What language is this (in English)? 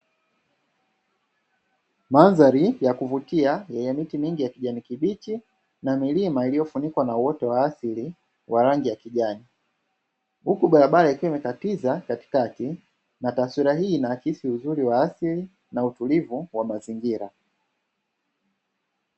Swahili